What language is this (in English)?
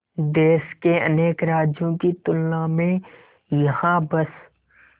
Hindi